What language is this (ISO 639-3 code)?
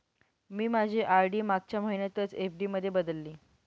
mar